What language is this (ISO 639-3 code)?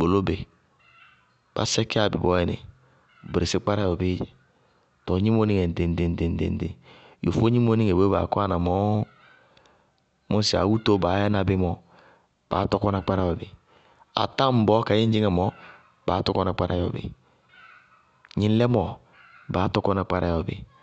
bqg